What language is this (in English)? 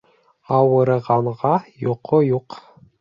Bashkir